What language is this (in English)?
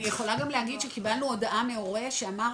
Hebrew